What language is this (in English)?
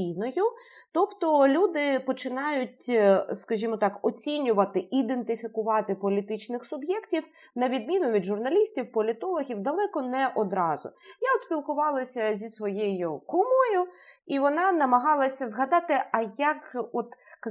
Ukrainian